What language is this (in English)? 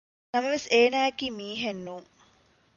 Divehi